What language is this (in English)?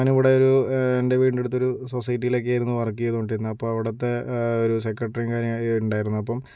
Malayalam